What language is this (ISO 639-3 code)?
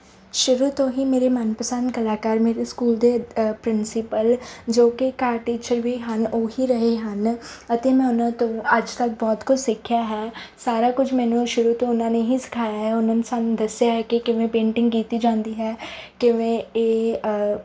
pan